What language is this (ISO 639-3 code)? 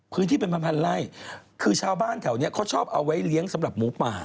tha